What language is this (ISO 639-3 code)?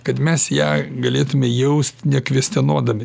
lit